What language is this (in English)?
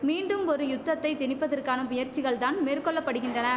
Tamil